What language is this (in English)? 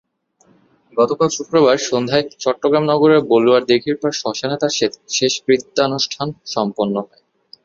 Bangla